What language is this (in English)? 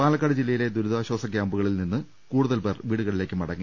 Malayalam